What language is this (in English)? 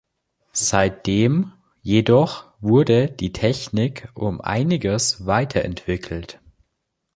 German